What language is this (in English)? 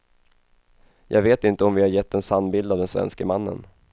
Swedish